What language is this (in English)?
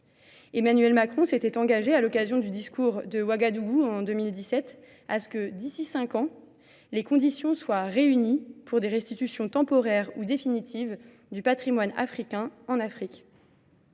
French